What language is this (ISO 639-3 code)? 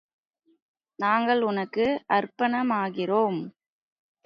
tam